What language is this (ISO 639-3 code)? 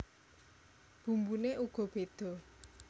jav